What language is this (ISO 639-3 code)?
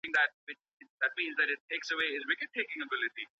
pus